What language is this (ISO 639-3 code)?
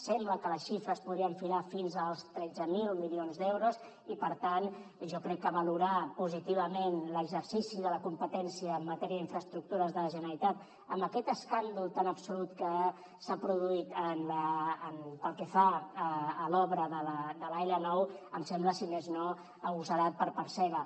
cat